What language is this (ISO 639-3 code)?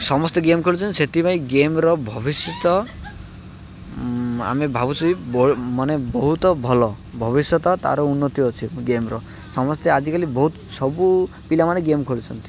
ori